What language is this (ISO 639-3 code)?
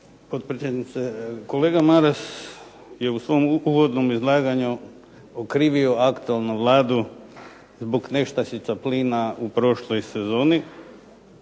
hrv